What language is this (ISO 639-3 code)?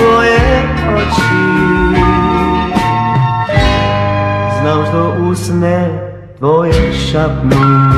pol